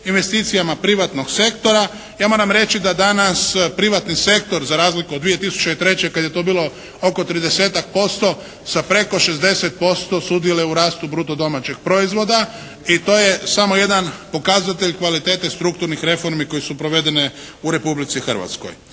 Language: Croatian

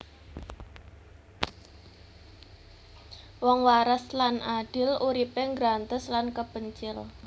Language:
Javanese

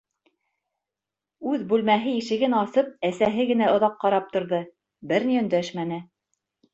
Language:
Bashkir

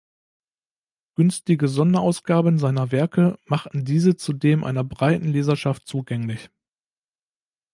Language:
German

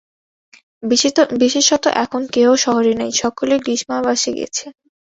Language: Bangla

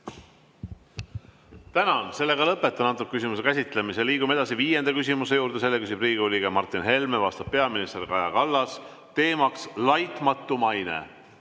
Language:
Estonian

